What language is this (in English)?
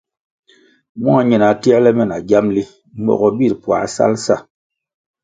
Kwasio